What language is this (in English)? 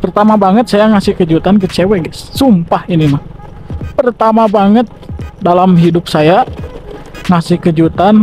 Indonesian